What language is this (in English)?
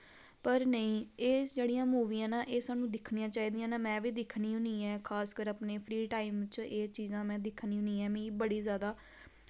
Dogri